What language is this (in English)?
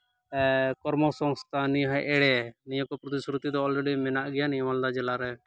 Santali